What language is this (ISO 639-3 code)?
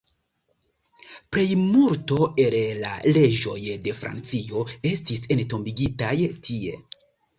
epo